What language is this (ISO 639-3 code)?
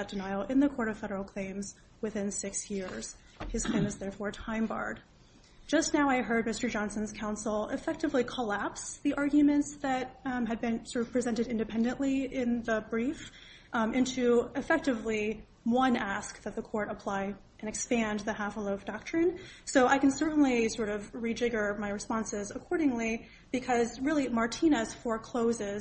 eng